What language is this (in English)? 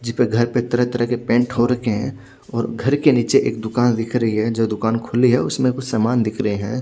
Hindi